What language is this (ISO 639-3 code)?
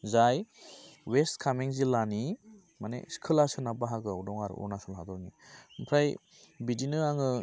brx